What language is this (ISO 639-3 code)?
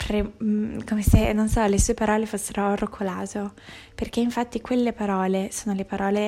ita